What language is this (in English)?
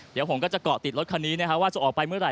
Thai